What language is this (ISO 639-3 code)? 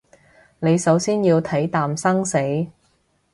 yue